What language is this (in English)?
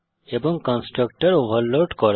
Bangla